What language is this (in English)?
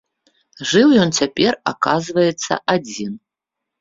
Belarusian